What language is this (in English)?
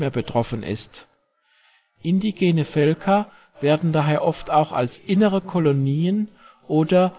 German